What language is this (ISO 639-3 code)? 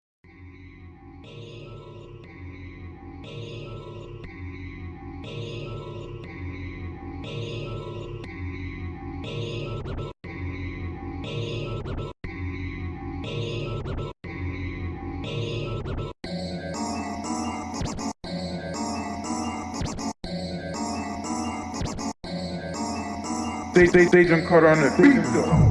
eng